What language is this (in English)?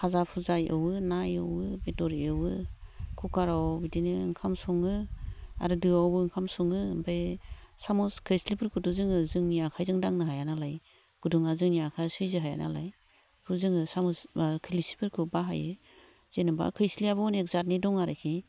Bodo